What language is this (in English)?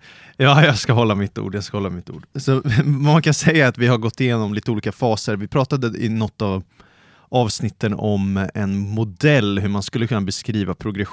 Swedish